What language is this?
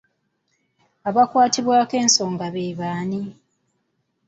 Ganda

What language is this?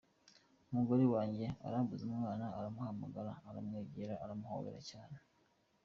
Kinyarwanda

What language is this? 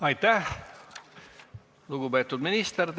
Estonian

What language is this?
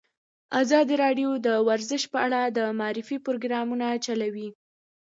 Pashto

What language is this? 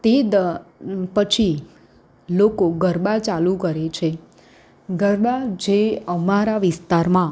Gujarati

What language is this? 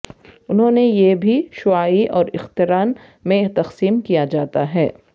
Urdu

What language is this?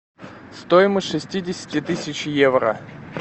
Russian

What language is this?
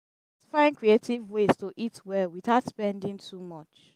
Nigerian Pidgin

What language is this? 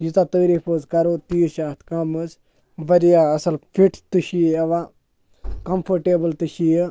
Kashmiri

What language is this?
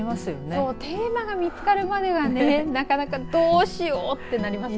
Japanese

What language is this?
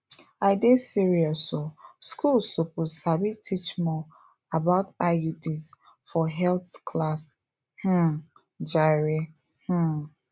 Nigerian Pidgin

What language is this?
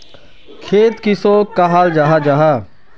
Magahi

